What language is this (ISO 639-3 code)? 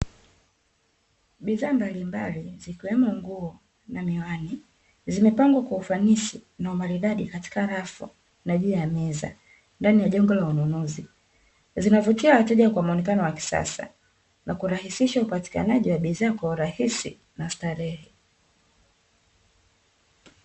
swa